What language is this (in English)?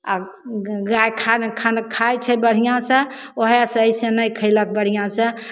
Maithili